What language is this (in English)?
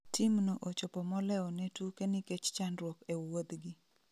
Luo (Kenya and Tanzania)